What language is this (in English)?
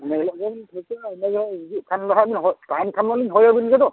Santali